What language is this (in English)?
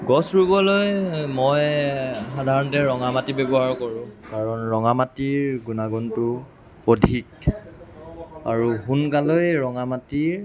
Assamese